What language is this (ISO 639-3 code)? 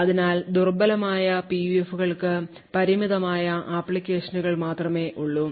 mal